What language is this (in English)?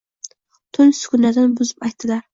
Uzbek